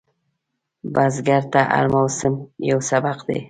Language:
Pashto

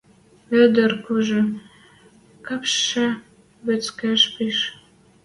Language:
Western Mari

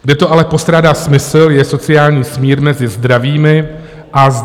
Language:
Czech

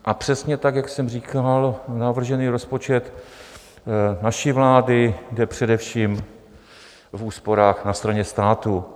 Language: Czech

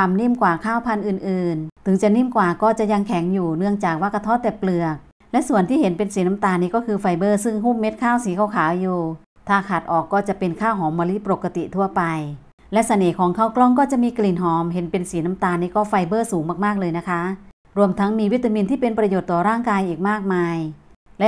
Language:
Thai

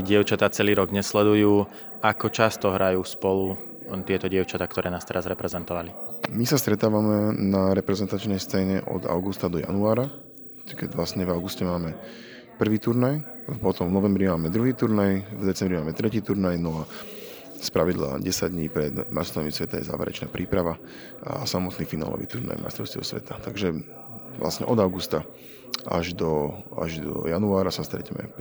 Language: Slovak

